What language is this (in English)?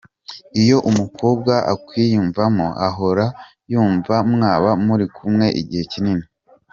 Kinyarwanda